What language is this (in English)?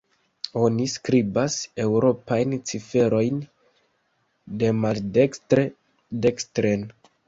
Esperanto